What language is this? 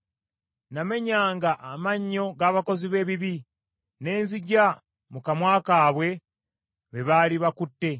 Ganda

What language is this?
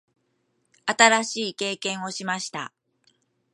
Japanese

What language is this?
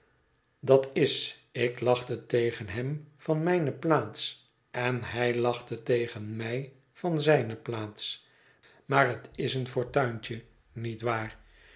Dutch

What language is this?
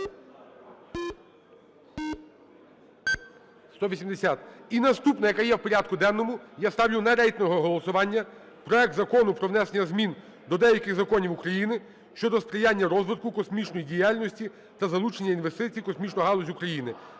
Ukrainian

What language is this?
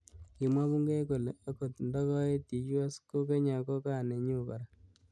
Kalenjin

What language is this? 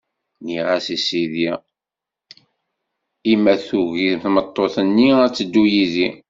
Kabyle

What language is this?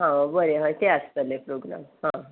Konkani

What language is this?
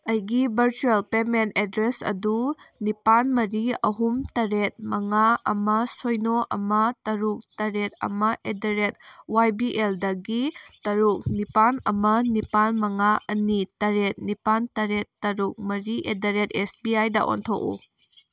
Manipuri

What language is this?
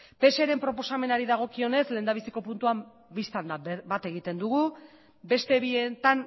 Basque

